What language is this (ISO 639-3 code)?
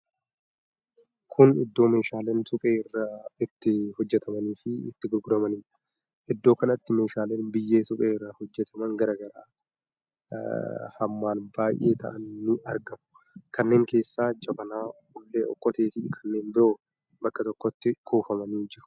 orm